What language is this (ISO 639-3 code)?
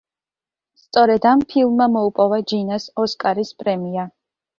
kat